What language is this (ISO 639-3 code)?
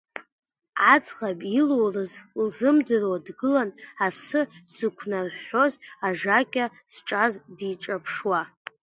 abk